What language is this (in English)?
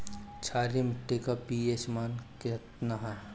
Bhojpuri